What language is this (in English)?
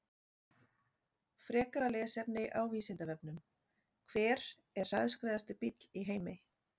Icelandic